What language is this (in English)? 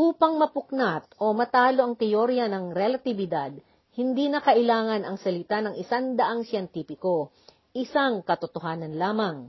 Filipino